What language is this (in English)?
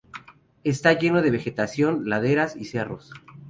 Spanish